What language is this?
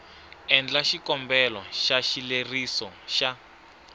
Tsonga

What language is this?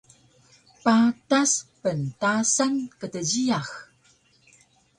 Taroko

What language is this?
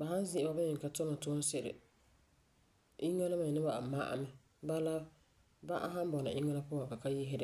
Frafra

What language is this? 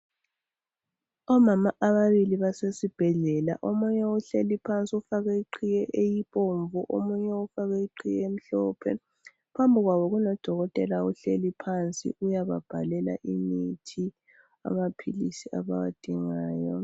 North Ndebele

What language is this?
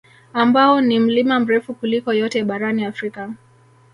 Swahili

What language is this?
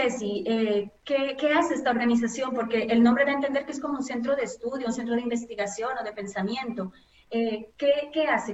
Spanish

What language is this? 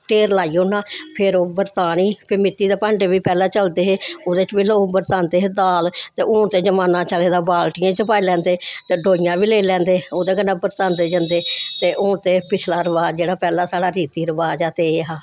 Dogri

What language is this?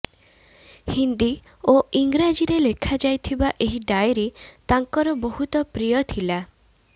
Odia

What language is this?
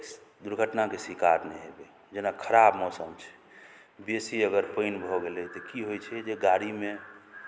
Maithili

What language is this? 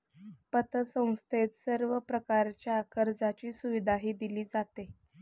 Marathi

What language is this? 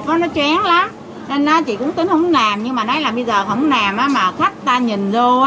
Vietnamese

